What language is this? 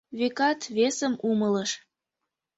Mari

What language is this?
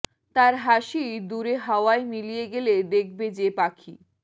Bangla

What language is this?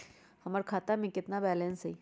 Magahi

